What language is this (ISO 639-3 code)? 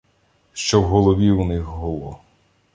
ukr